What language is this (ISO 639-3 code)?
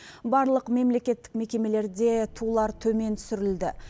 kaz